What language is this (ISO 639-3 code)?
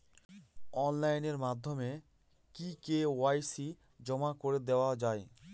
ben